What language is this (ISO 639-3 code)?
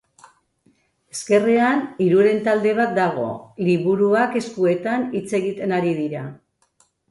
eus